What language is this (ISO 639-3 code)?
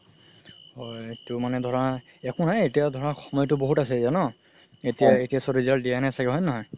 asm